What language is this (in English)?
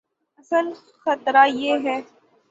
Urdu